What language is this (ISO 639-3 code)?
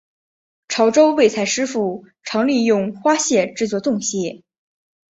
zho